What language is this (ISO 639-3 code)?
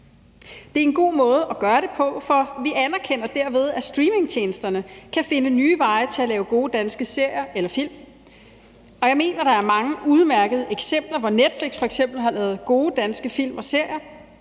dan